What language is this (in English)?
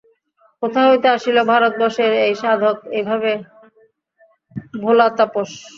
Bangla